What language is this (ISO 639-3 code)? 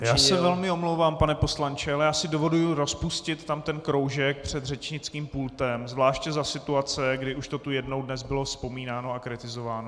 ces